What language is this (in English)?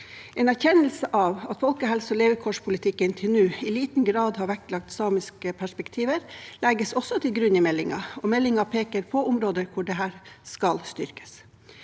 Norwegian